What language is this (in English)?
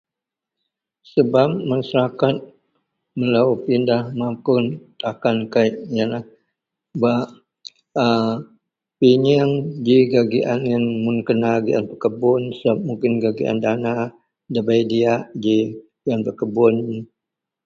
Central Melanau